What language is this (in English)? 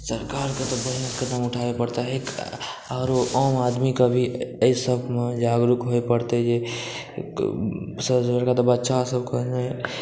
Maithili